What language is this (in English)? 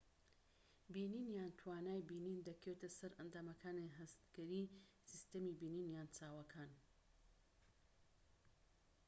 Central Kurdish